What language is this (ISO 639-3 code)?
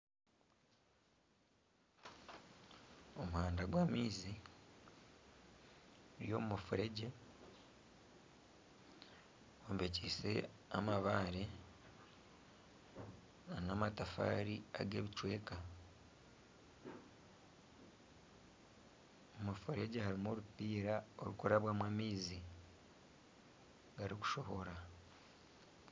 nyn